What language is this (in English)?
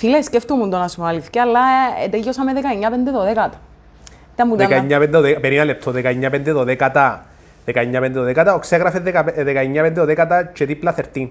Greek